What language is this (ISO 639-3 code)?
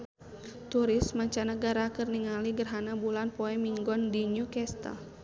sun